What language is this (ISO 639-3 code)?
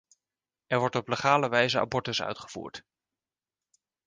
nld